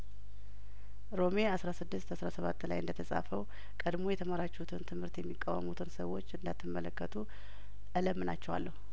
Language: Amharic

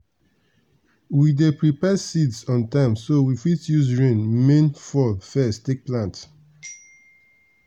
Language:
Nigerian Pidgin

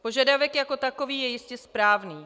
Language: Czech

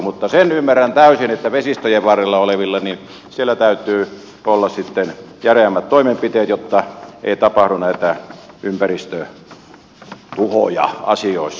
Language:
Finnish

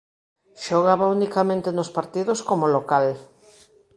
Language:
Galician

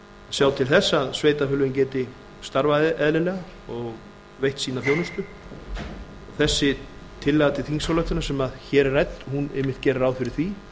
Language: Icelandic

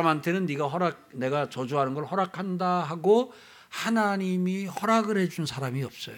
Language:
Korean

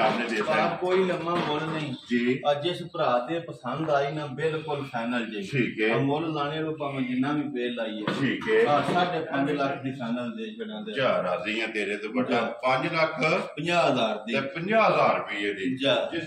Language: Punjabi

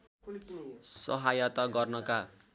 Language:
Nepali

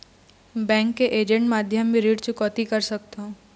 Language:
Chhattisgarhi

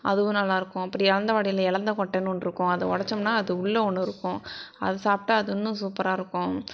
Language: Tamil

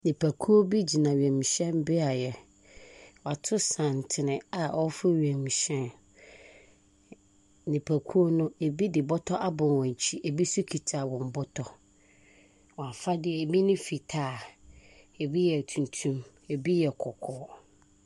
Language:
Akan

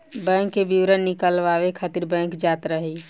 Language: Bhojpuri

